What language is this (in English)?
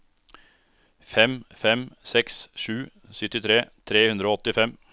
Norwegian